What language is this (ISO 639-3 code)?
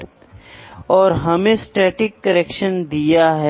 hin